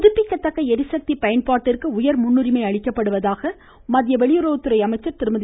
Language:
Tamil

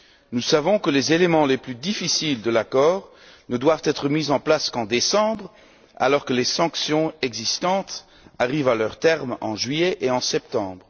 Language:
French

